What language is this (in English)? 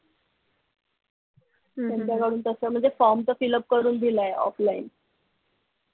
Marathi